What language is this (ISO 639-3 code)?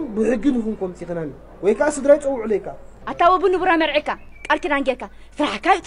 ara